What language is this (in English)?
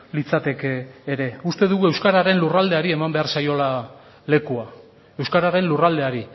Basque